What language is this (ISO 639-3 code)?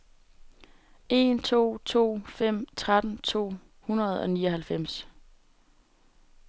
dan